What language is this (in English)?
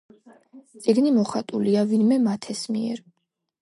Georgian